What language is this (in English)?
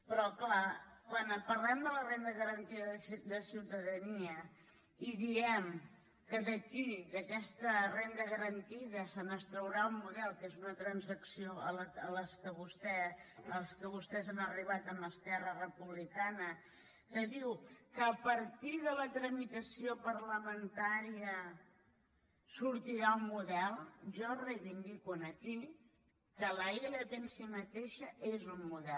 Catalan